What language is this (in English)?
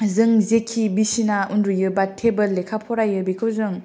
Bodo